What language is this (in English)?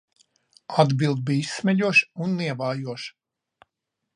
Latvian